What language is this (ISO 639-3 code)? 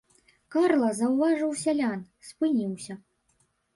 bel